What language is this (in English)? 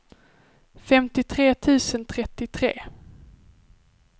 Swedish